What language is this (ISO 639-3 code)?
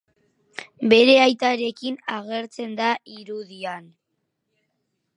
eus